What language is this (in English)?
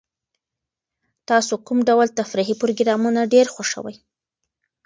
Pashto